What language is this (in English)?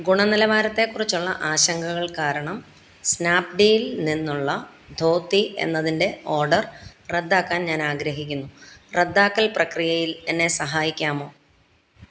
Malayalam